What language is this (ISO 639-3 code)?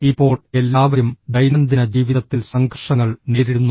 mal